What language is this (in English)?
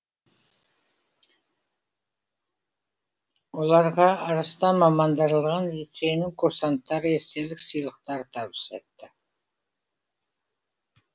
Kazakh